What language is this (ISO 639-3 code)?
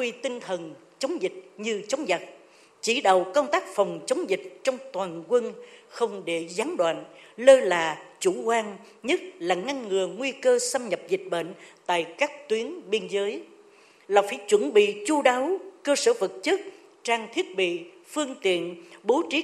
vie